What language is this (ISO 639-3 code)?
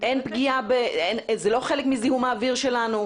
heb